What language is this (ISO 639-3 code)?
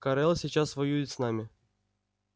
rus